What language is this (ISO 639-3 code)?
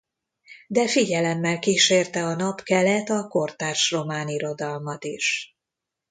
hun